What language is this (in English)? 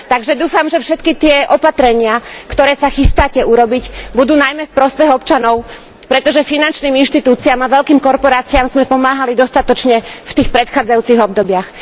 Slovak